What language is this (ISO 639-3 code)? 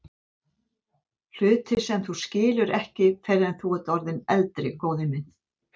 isl